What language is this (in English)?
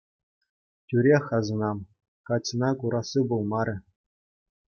Chuvash